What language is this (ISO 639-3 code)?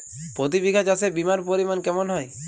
ben